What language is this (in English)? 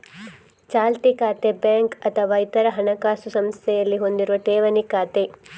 Kannada